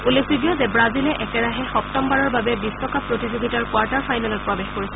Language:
Assamese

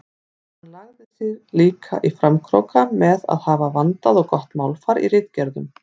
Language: Icelandic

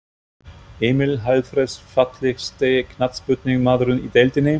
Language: Icelandic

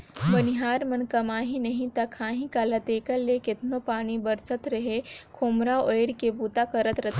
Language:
Chhattisgarhi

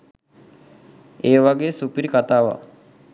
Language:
Sinhala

